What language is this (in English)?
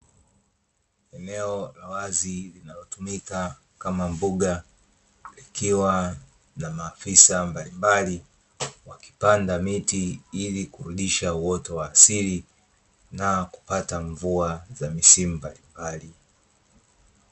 Swahili